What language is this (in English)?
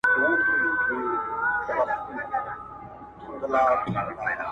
Pashto